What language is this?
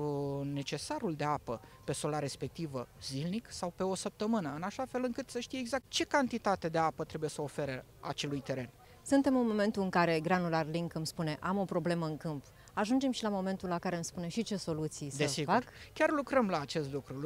Romanian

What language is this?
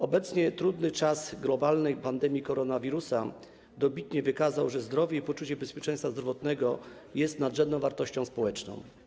Polish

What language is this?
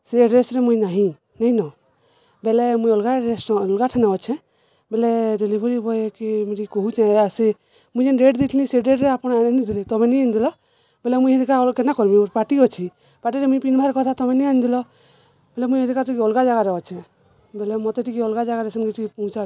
Odia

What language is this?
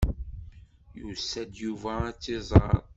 Kabyle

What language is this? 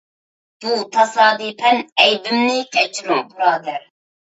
Uyghur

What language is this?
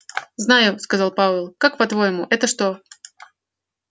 Russian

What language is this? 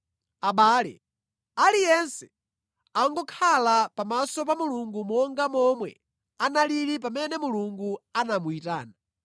Nyanja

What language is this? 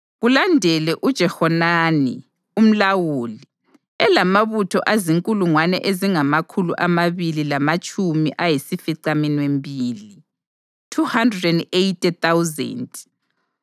North Ndebele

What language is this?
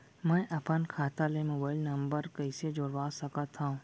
Chhattisgarhi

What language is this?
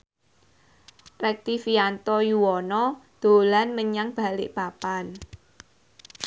Javanese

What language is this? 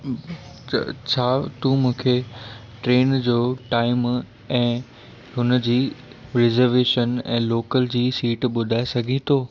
Sindhi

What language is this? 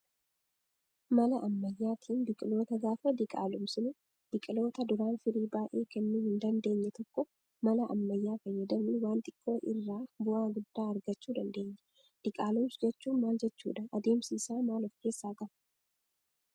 Oromo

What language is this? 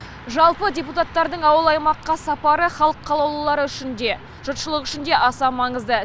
Kazakh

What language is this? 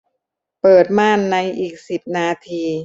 Thai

